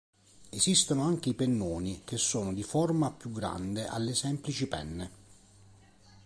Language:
Italian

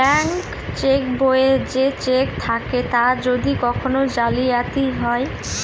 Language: Bangla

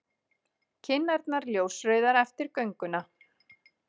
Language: Icelandic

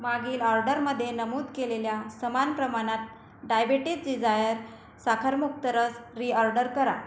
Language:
Marathi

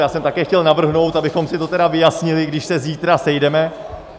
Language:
Czech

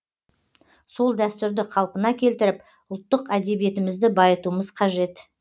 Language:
Kazakh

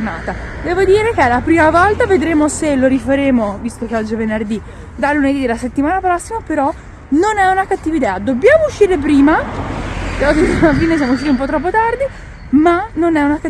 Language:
Italian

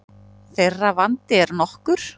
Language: Icelandic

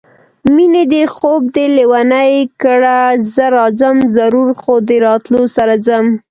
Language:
Pashto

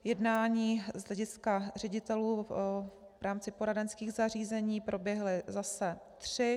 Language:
Czech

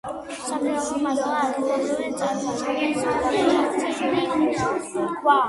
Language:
Georgian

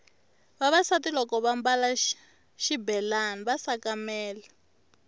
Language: Tsonga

